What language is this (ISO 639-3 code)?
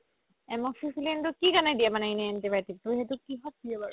asm